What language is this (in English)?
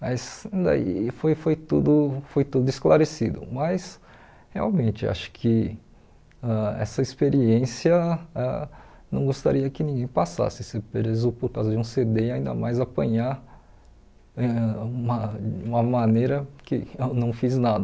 Portuguese